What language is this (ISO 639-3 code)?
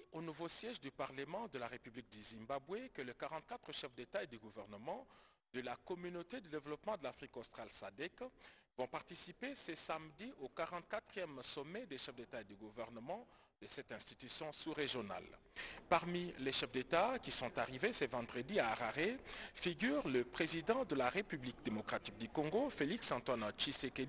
fra